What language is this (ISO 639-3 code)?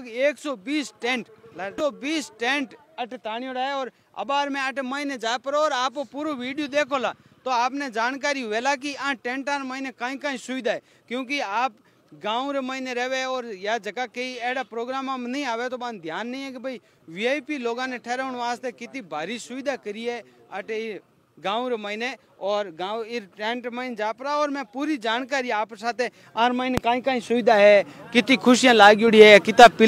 hin